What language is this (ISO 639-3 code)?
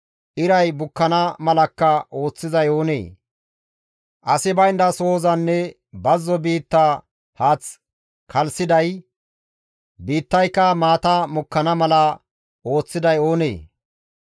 gmv